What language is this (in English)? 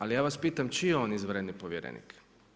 Croatian